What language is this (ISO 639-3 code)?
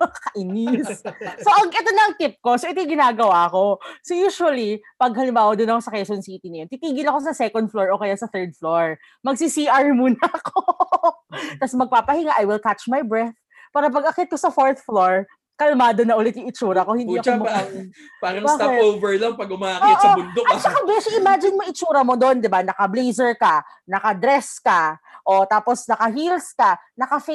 fil